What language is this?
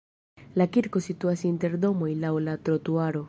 Esperanto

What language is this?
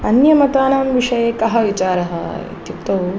Sanskrit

